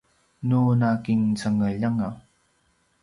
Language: Paiwan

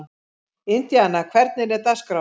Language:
Icelandic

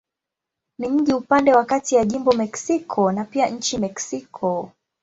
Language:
Swahili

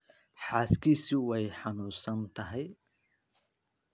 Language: Somali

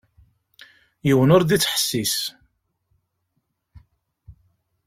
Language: Kabyle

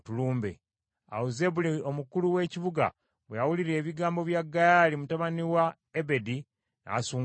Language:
Ganda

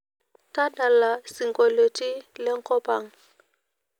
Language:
Masai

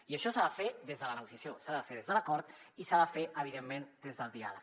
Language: Catalan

